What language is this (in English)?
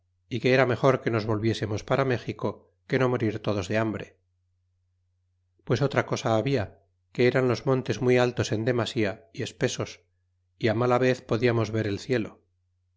Spanish